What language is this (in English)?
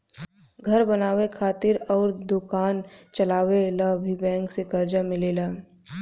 Bhojpuri